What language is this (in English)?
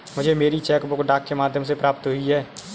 Hindi